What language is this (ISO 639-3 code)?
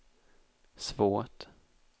swe